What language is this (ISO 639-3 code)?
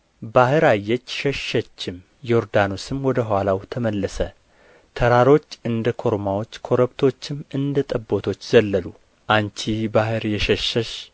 amh